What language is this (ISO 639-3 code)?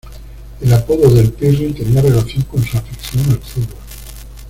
spa